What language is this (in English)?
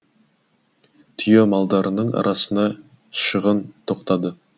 Kazakh